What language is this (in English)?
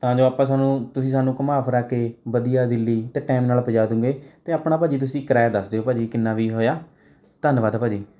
Punjabi